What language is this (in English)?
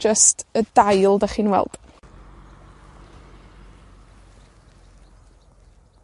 Welsh